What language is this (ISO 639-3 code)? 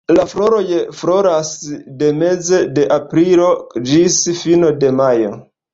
epo